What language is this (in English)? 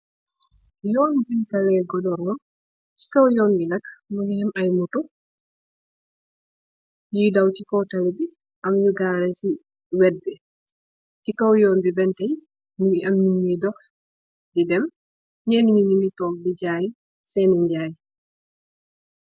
Wolof